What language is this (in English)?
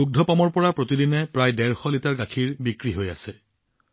Assamese